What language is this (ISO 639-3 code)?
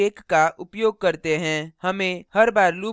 hin